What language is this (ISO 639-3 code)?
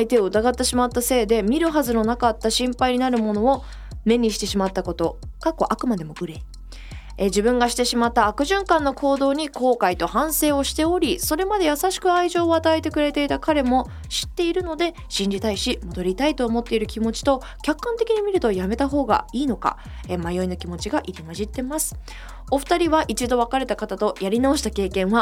jpn